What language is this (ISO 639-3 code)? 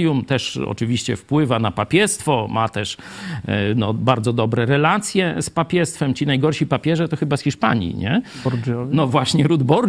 pol